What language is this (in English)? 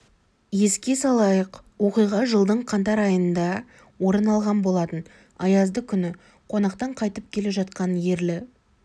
Kazakh